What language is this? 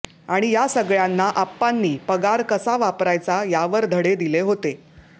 Marathi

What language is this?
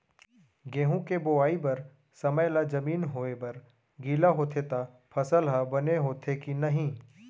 Chhattisgarhi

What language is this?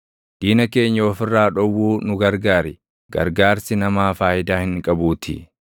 Oromo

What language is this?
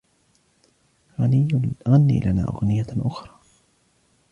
Arabic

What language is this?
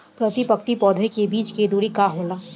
Bhojpuri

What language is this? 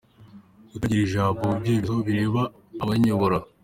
Kinyarwanda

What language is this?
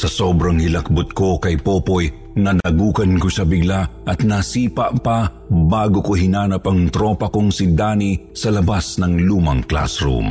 Filipino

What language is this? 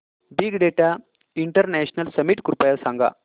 Marathi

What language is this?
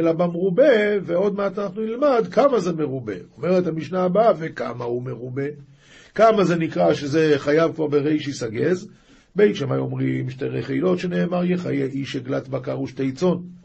Hebrew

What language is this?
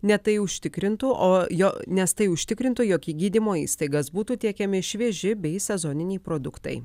Lithuanian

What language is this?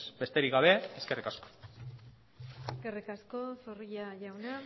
Basque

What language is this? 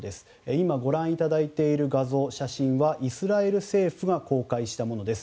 Japanese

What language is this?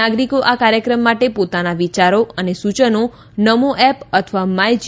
Gujarati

